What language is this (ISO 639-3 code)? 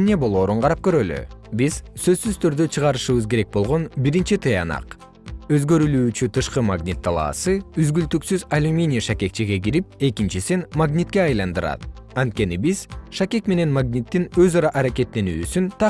kir